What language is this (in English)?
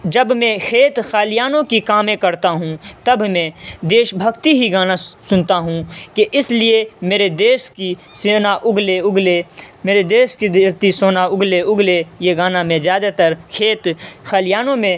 Urdu